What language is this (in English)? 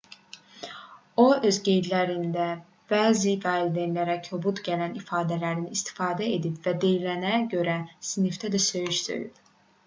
Azerbaijani